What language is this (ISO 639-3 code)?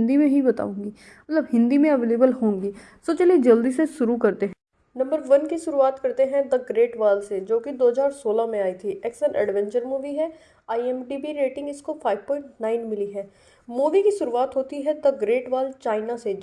hin